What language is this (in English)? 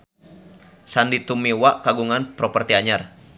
Sundanese